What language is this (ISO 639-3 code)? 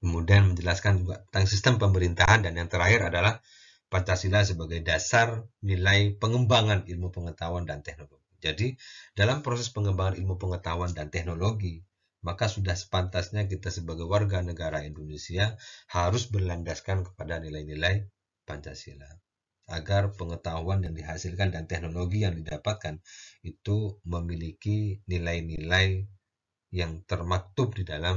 ind